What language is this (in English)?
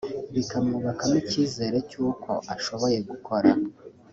Kinyarwanda